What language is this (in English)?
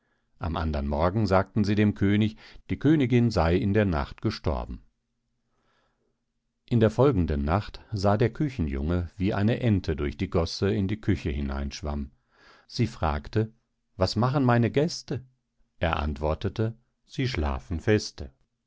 German